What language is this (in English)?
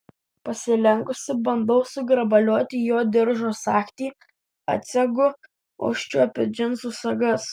Lithuanian